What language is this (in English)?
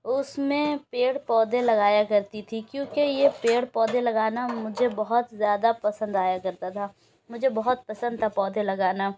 Urdu